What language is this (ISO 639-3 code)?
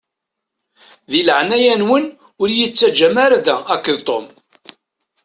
kab